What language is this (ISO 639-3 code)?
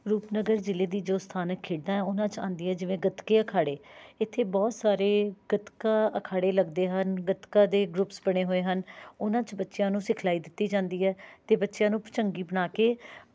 pan